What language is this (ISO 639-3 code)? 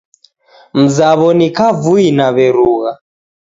dav